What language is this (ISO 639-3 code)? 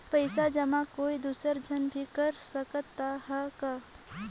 hne